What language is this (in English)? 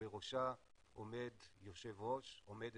Hebrew